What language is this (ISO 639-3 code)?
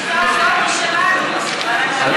heb